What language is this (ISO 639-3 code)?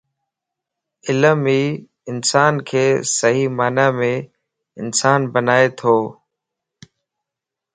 lss